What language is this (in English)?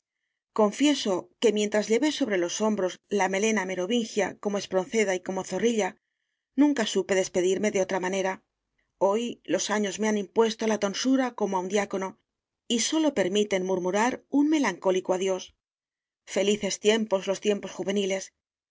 Spanish